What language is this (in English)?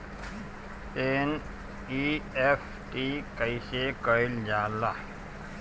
Bhojpuri